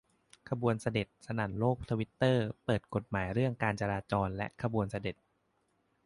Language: Thai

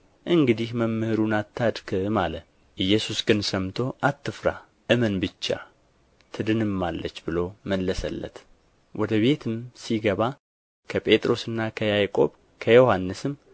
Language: Amharic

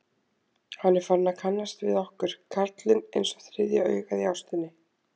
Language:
Icelandic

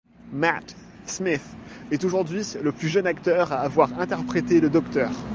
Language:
French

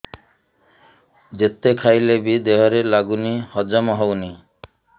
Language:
Odia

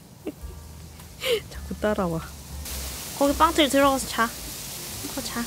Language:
Korean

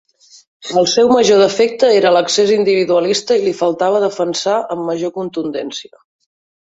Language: Catalan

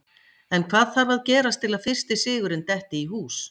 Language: Icelandic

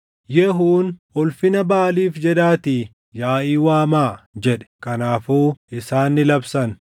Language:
Oromo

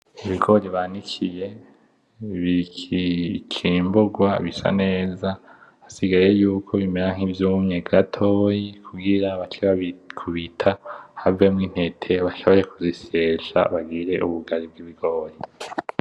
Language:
Rundi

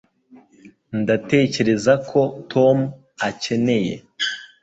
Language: Kinyarwanda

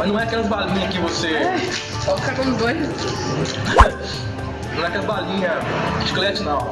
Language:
Portuguese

